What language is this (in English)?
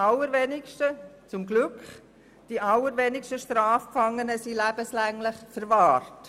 Swiss German